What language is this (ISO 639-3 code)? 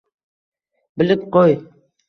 uzb